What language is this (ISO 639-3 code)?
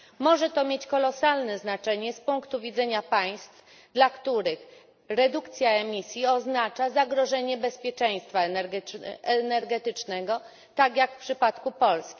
pol